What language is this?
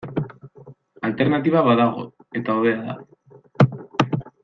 Basque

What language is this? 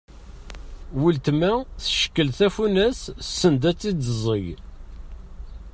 Kabyle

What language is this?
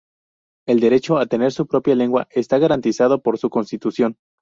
Spanish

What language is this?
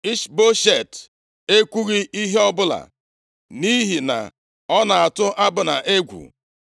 Igbo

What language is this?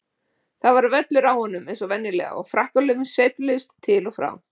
Icelandic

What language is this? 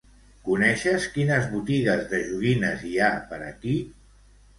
Catalan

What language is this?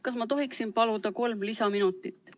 Estonian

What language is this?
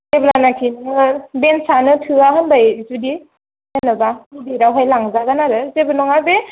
Bodo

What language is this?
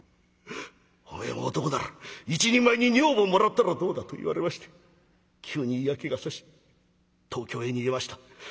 Japanese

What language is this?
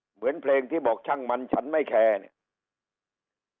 Thai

